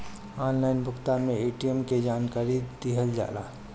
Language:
Bhojpuri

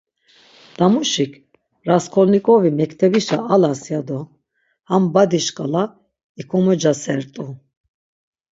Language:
Laz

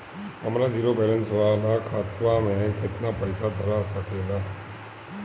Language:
Bhojpuri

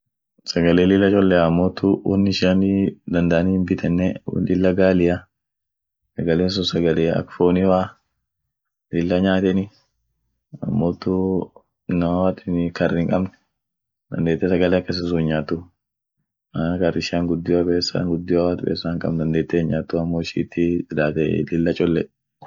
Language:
Orma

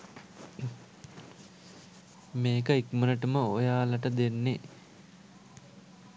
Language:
Sinhala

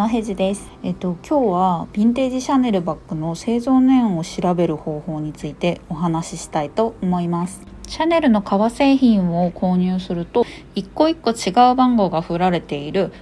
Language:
Japanese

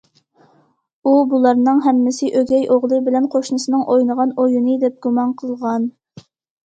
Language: Uyghur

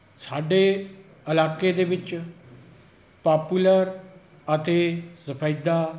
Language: Punjabi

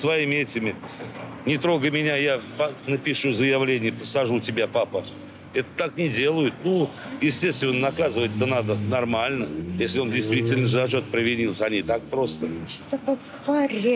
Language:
Russian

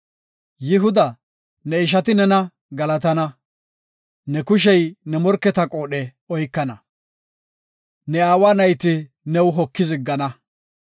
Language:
Gofa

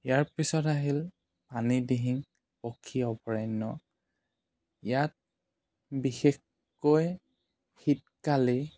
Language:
Assamese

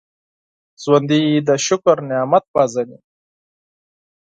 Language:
Pashto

